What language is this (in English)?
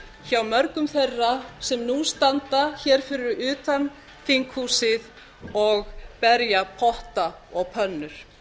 Icelandic